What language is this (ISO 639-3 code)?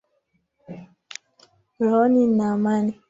swa